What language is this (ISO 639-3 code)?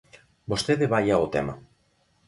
glg